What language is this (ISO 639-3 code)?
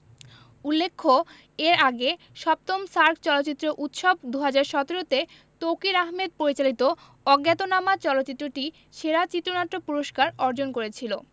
ben